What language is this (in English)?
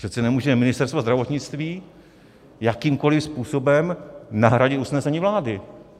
Czech